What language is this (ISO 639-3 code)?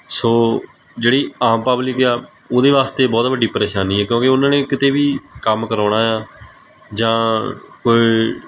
pan